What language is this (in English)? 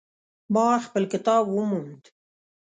Pashto